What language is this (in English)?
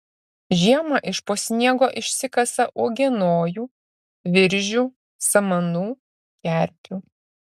Lithuanian